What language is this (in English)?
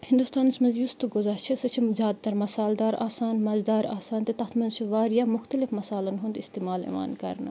Kashmiri